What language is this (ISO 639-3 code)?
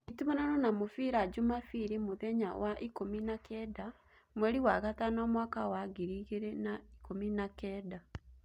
kik